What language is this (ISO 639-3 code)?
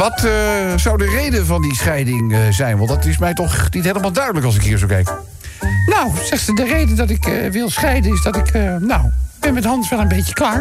nld